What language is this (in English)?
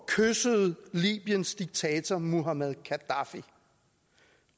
Danish